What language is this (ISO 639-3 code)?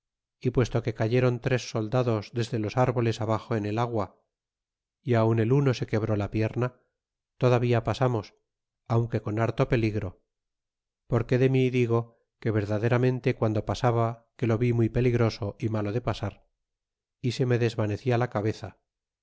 spa